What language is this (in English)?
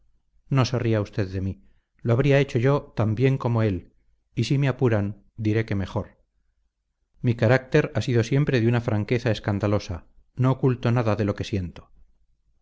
Spanish